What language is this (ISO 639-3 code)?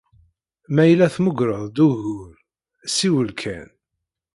kab